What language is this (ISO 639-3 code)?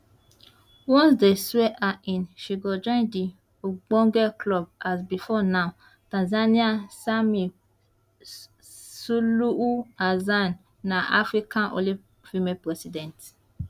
pcm